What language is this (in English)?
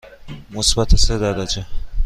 Persian